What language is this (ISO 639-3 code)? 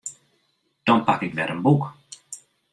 fry